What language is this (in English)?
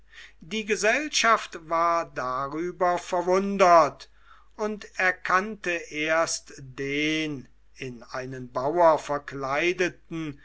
German